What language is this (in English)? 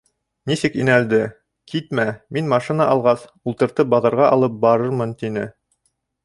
Bashkir